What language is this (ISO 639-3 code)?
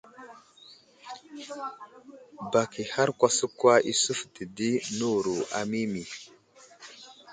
udl